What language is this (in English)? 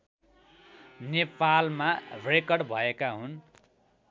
Nepali